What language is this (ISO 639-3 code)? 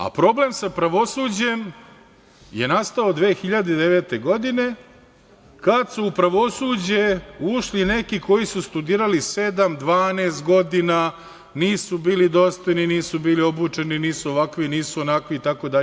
srp